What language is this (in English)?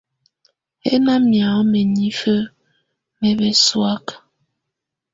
Tunen